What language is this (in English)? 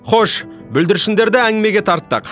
Kazakh